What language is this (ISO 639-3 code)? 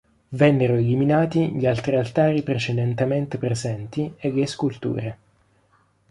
ita